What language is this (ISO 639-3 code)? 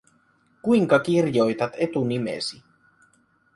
fin